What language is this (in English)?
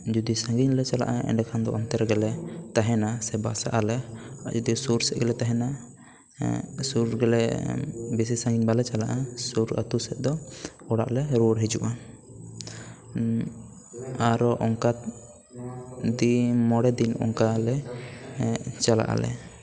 Santali